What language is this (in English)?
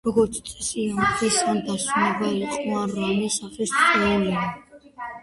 Georgian